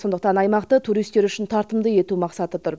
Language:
Kazakh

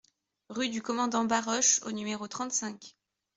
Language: French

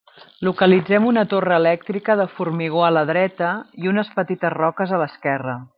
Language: Catalan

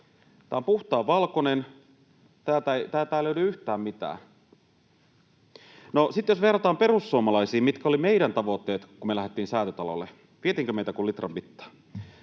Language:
Finnish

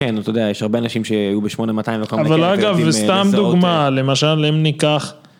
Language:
Hebrew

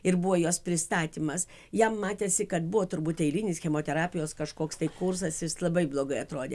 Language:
Lithuanian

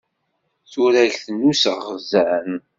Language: Kabyle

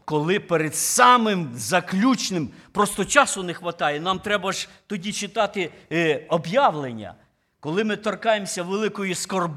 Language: Ukrainian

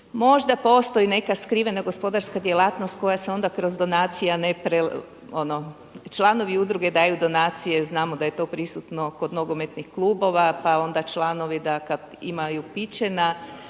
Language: Croatian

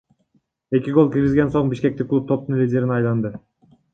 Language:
Kyrgyz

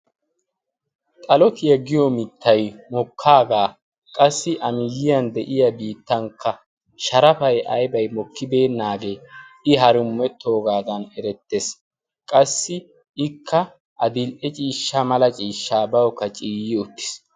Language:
Wolaytta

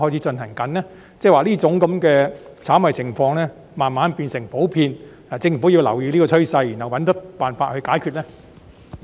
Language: Cantonese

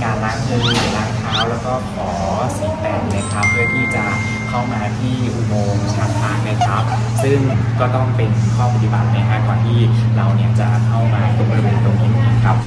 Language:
Thai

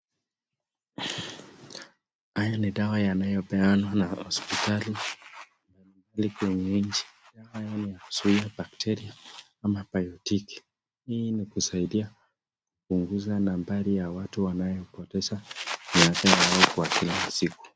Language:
Swahili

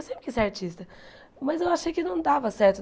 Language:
Portuguese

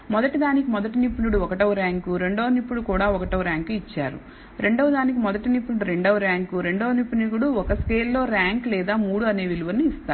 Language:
Telugu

